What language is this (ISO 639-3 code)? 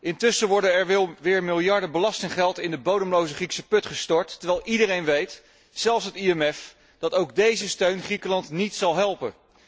nld